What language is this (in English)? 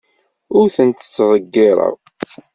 Kabyle